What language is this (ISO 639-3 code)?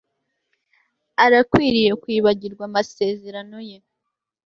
kin